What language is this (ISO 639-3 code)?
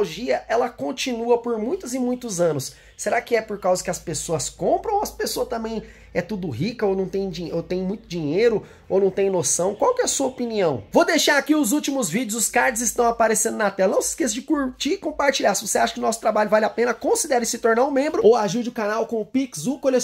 por